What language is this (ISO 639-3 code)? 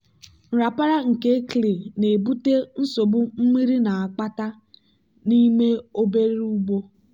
ibo